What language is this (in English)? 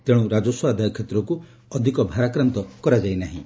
Odia